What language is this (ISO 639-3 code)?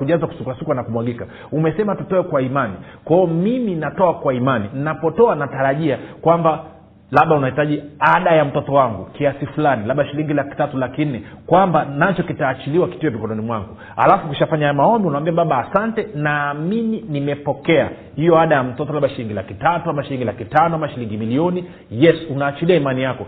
swa